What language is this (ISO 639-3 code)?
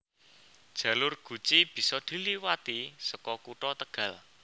jav